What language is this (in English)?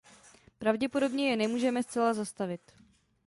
Czech